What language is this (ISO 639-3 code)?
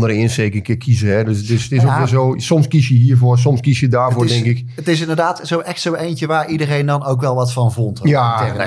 nld